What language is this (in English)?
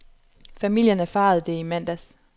Danish